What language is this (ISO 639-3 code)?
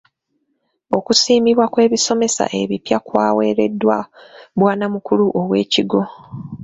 lug